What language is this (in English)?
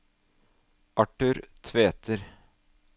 Norwegian